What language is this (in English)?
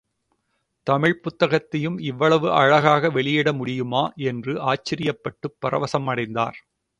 Tamil